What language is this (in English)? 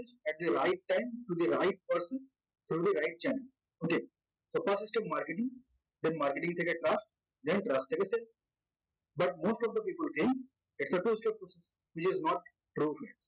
Bangla